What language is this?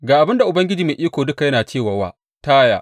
Hausa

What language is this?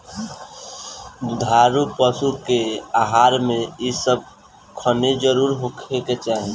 Bhojpuri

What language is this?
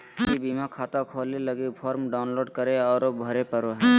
Magahi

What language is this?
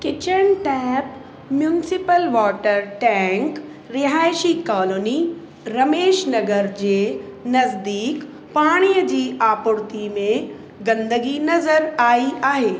Sindhi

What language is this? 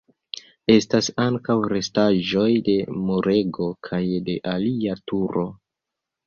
Esperanto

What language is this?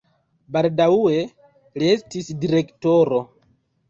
Esperanto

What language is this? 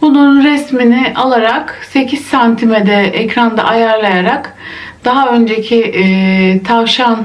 Turkish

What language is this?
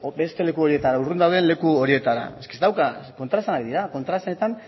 Basque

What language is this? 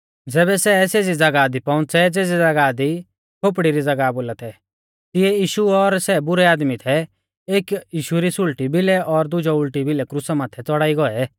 Mahasu Pahari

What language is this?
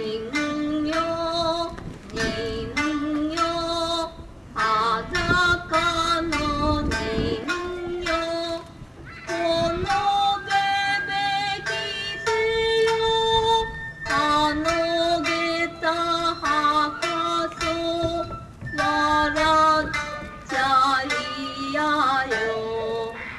Japanese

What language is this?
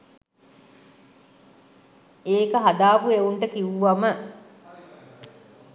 Sinhala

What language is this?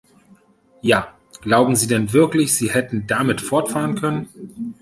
German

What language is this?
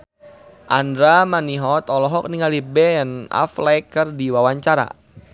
Sundanese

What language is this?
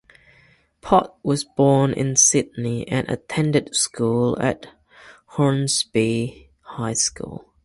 English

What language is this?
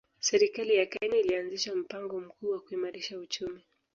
Swahili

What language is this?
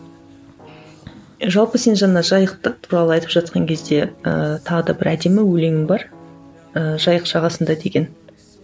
Kazakh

